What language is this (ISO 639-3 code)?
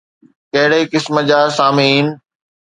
snd